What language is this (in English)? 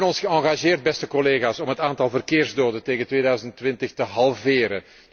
Dutch